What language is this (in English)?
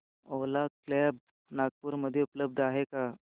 Marathi